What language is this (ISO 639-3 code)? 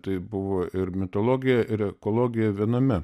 lit